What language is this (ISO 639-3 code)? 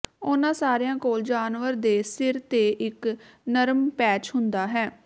pan